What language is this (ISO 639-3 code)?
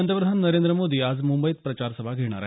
mar